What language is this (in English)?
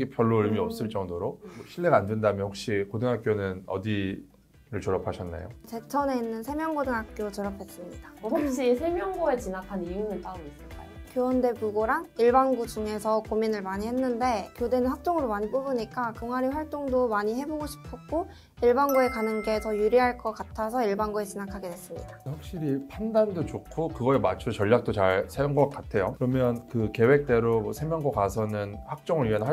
Korean